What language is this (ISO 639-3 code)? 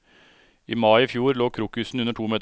nor